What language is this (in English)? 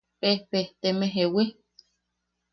Yaqui